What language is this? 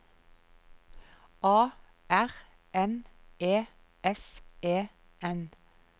Norwegian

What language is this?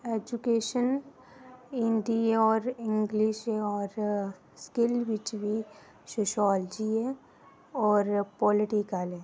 Dogri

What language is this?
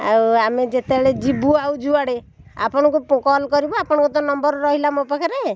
Odia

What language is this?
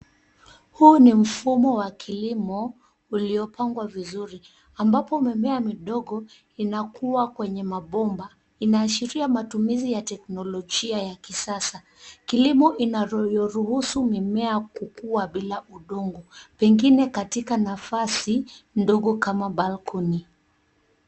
Swahili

